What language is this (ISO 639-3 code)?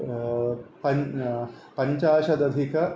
san